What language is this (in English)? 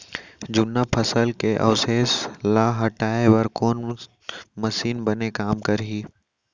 Chhattisgarhi